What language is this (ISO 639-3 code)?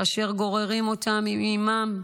heb